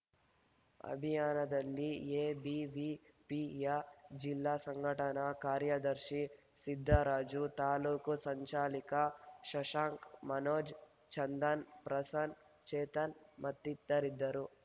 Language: Kannada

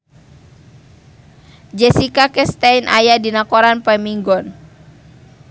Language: Sundanese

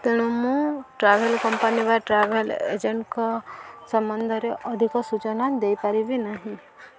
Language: Odia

